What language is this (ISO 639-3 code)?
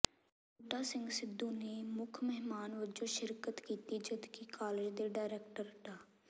pan